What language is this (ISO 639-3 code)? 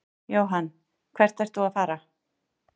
isl